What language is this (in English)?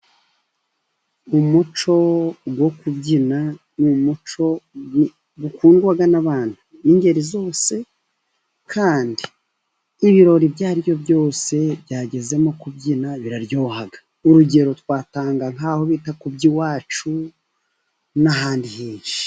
Kinyarwanda